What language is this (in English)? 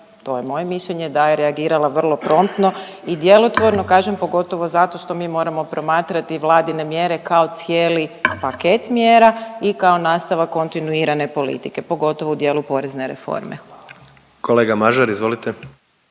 Croatian